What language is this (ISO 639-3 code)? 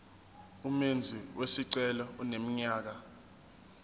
zul